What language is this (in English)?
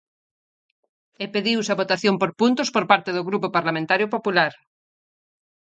Galician